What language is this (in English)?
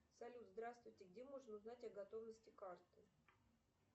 Russian